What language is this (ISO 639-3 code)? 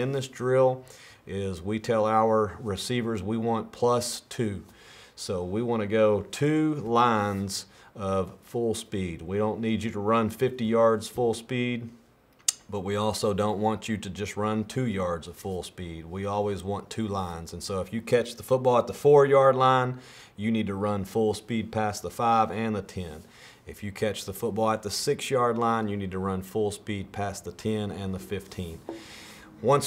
eng